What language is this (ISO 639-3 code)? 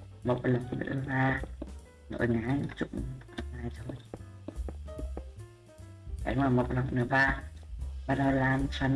vie